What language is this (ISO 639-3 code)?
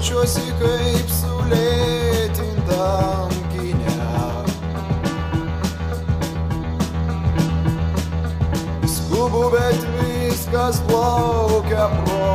ron